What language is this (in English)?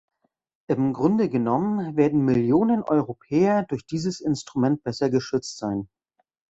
German